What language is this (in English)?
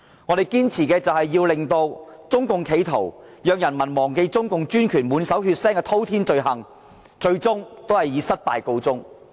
Cantonese